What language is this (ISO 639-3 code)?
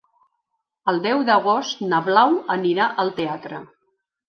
cat